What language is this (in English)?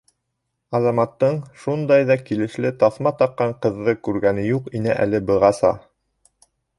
Bashkir